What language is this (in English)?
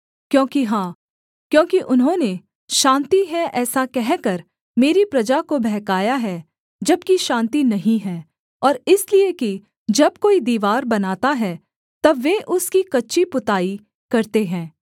Hindi